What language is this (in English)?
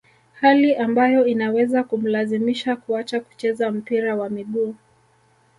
Swahili